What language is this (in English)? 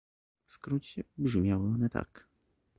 Polish